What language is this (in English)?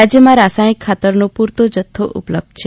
Gujarati